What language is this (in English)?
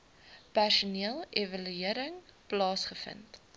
Afrikaans